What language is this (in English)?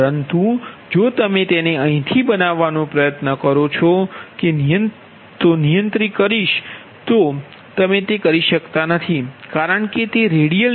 Gujarati